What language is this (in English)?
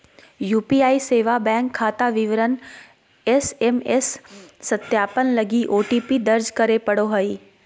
Magahi